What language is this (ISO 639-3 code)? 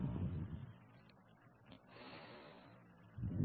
tam